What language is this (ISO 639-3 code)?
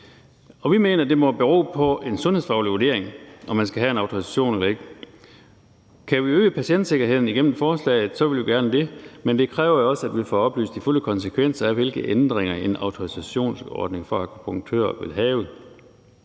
dan